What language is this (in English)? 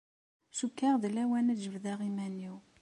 Kabyle